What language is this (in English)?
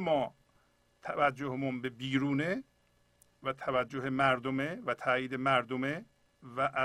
Persian